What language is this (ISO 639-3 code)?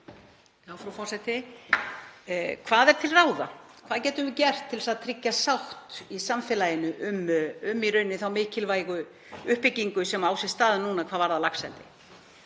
isl